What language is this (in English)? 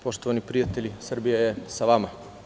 Serbian